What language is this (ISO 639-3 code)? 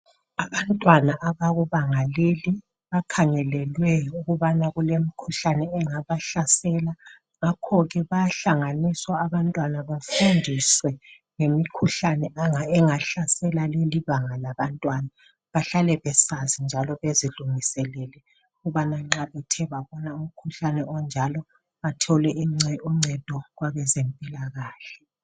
nde